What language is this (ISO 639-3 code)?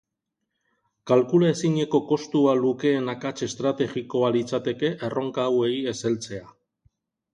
eus